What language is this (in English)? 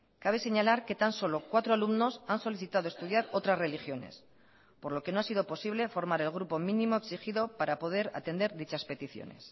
Spanish